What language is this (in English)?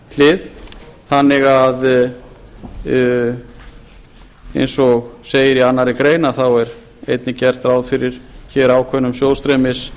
Icelandic